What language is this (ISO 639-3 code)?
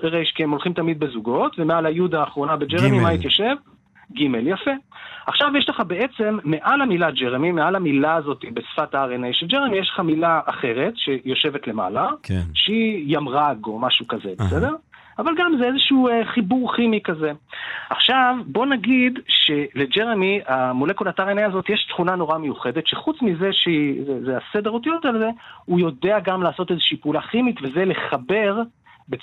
heb